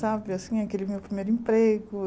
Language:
Portuguese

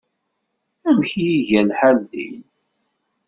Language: Kabyle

